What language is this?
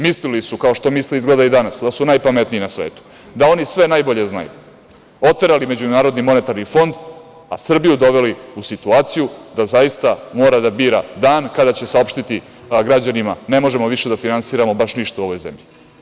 Serbian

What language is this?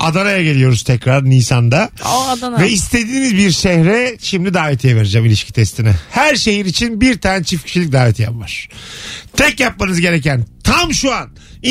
Turkish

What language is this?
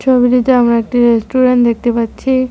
Bangla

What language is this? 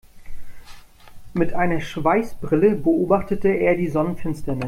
German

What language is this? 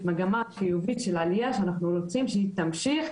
Hebrew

